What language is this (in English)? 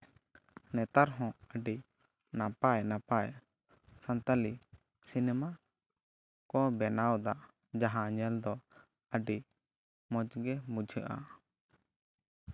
Santali